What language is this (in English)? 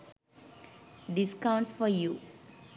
Sinhala